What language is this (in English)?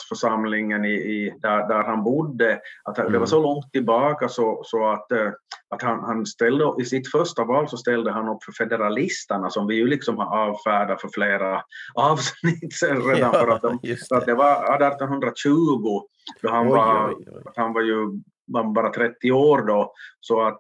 Swedish